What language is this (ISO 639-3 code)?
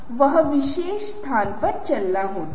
hin